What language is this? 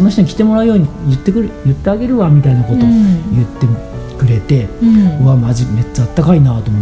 Japanese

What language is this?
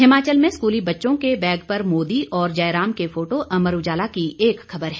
Hindi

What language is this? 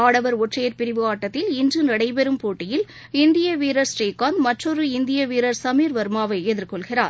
Tamil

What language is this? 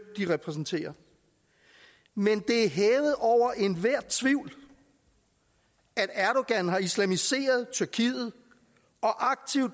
Danish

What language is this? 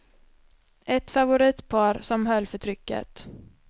Swedish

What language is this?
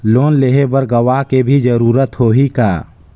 Chhattisgarhi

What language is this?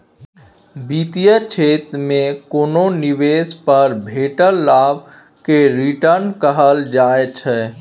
Maithili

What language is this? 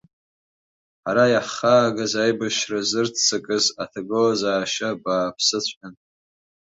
Abkhazian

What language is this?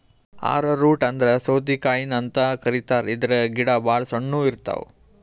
Kannada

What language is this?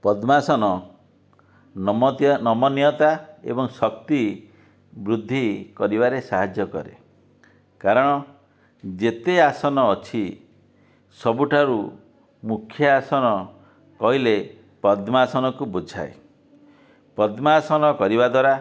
Odia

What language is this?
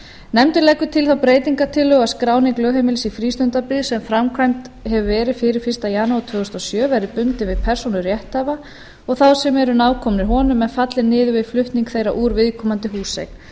Icelandic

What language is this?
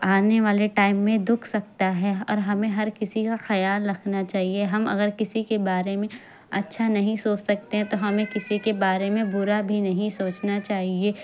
Urdu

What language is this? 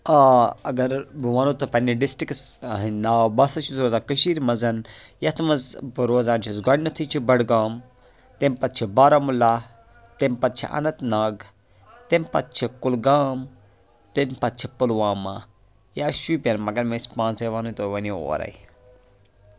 Kashmiri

